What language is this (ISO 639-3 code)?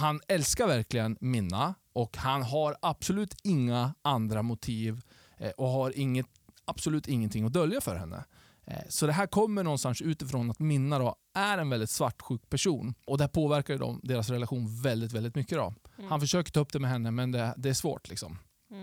swe